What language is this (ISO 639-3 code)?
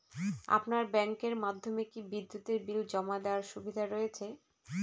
ben